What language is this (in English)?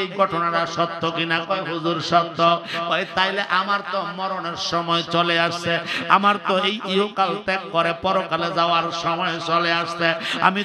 Indonesian